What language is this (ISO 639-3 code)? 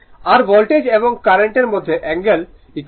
ben